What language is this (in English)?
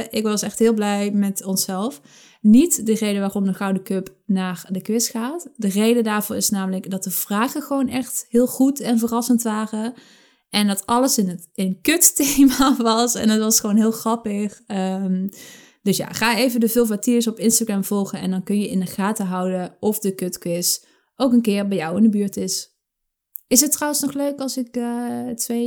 Dutch